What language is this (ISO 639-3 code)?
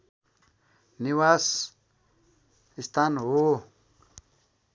nep